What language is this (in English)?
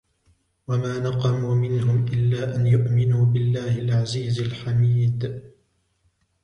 Arabic